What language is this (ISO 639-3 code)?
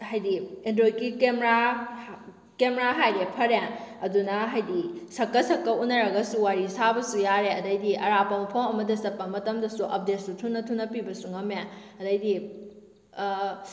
mni